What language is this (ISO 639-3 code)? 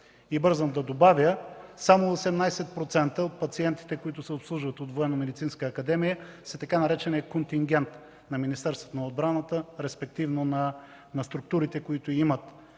bul